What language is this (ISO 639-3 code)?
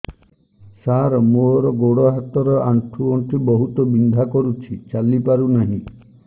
ori